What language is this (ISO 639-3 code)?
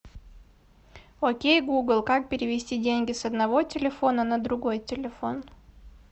rus